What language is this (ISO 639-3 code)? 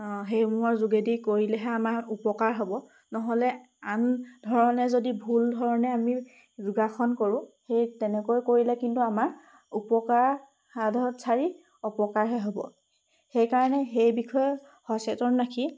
asm